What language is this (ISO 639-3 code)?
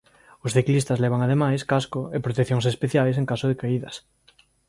glg